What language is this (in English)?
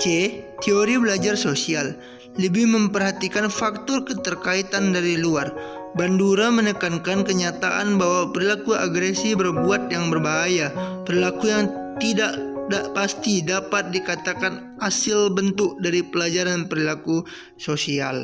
Indonesian